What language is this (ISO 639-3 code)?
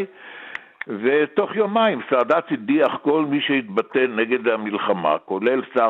heb